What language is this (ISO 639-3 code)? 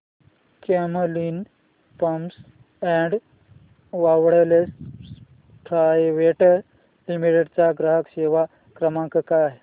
mar